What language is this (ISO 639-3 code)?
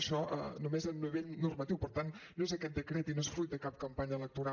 cat